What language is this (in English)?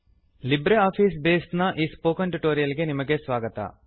Kannada